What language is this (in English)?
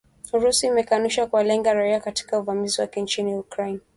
Swahili